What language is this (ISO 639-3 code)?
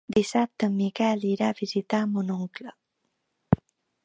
cat